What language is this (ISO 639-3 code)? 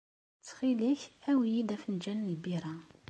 kab